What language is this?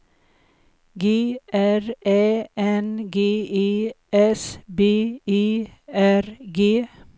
Swedish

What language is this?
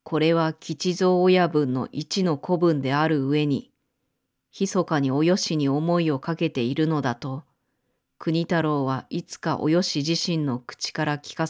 Japanese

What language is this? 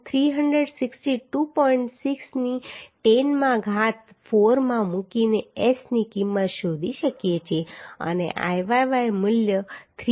Gujarati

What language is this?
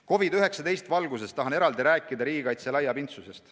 Estonian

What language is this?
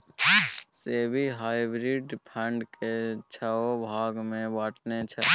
Maithili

